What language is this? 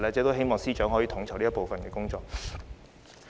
Cantonese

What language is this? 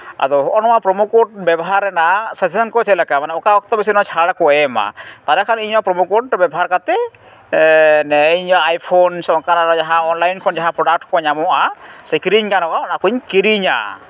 Santali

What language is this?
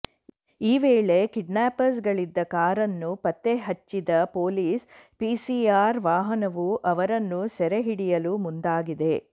Kannada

